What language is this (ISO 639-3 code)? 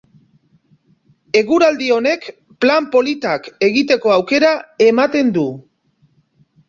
eus